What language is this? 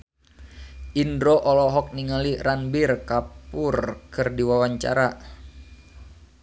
Sundanese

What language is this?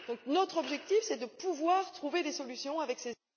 French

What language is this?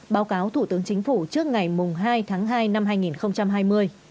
Vietnamese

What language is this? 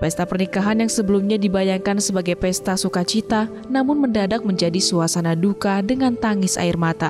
Indonesian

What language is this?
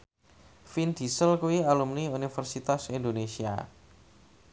Javanese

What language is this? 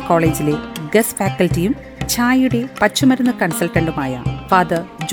Malayalam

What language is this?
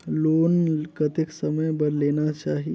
Chhattisgarhi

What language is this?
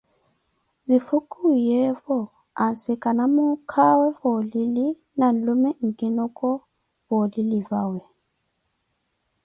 Koti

